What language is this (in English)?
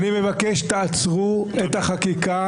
Hebrew